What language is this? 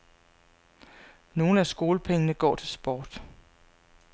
Danish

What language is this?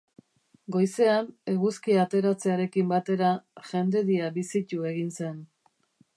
Basque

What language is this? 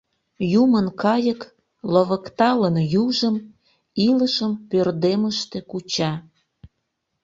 Mari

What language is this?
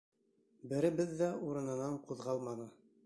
Bashkir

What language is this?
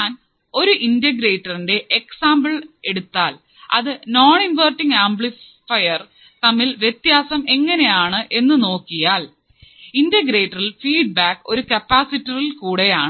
Malayalam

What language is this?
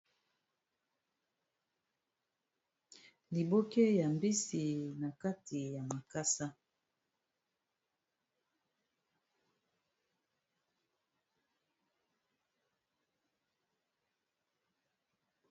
Lingala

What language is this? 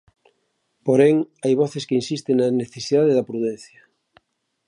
Galician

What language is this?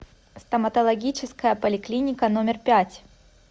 Russian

